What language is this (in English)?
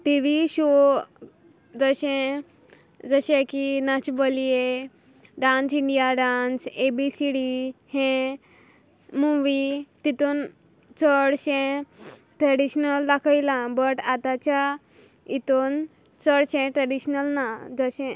Konkani